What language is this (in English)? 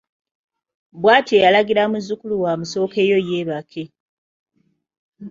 Ganda